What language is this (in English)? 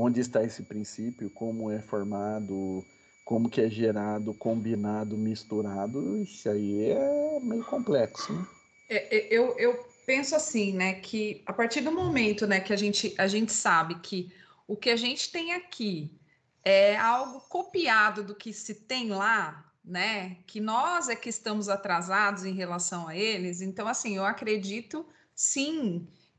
Portuguese